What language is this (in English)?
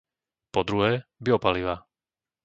Slovak